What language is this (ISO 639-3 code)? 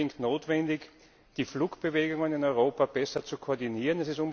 deu